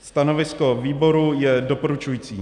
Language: Czech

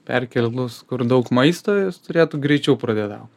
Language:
Lithuanian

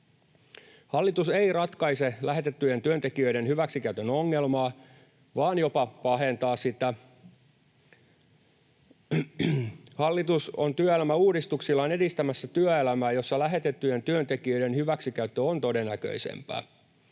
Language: Finnish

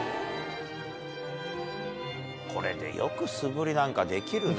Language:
Japanese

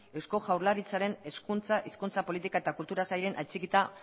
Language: Basque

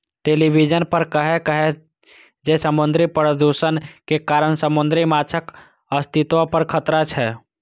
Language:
Maithili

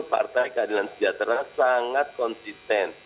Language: Indonesian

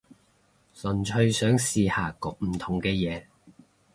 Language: Cantonese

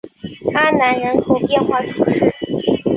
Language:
Chinese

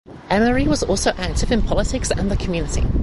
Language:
English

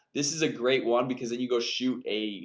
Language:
English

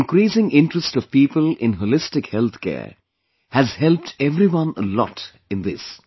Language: English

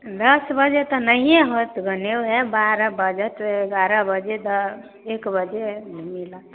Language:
Maithili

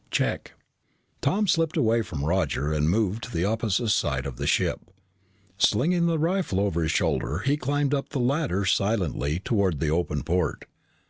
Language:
English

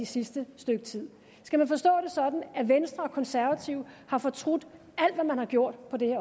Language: Danish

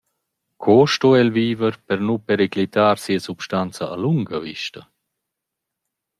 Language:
Romansh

